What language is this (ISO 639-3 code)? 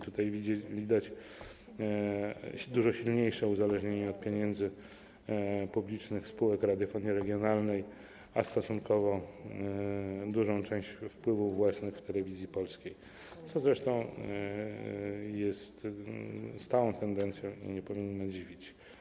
pol